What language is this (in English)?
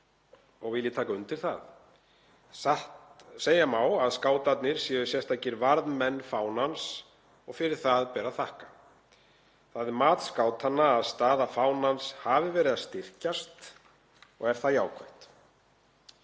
Icelandic